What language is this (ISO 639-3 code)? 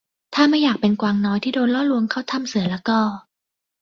tha